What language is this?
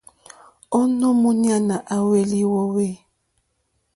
Mokpwe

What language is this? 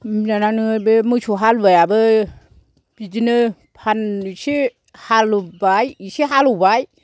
Bodo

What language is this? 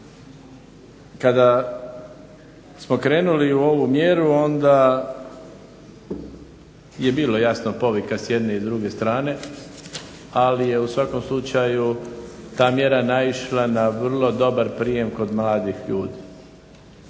Croatian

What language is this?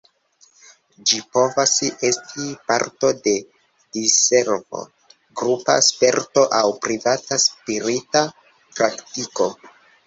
Esperanto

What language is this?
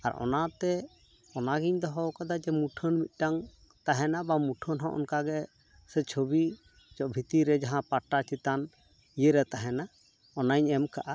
Santali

